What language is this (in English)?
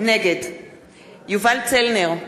Hebrew